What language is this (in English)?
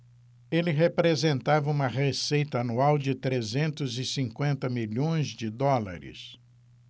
Portuguese